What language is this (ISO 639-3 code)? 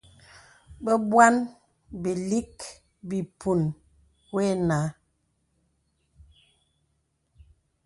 beb